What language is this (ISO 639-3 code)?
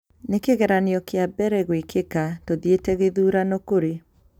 kik